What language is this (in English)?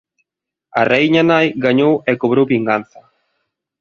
Galician